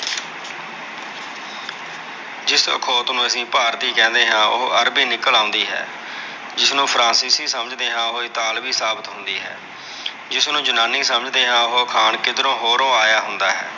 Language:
Punjabi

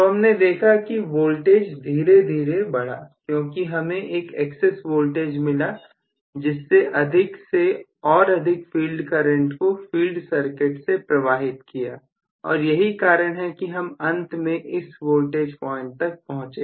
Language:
Hindi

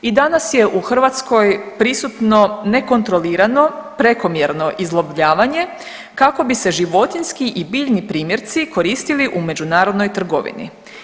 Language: Croatian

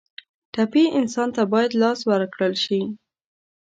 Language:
Pashto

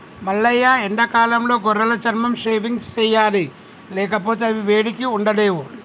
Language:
Telugu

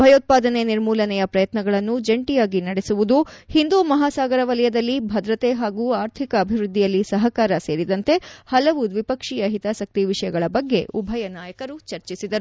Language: Kannada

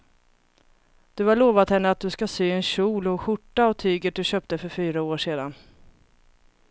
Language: Swedish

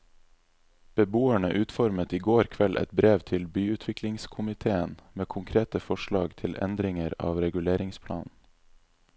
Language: Norwegian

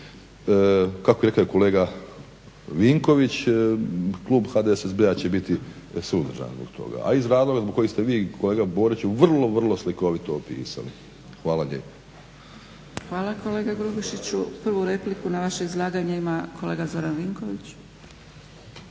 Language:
Croatian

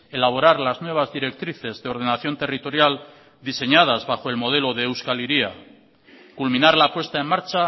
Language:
Spanish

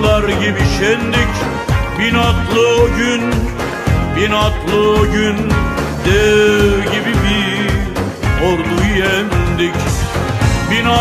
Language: Turkish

